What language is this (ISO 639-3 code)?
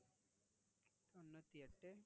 tam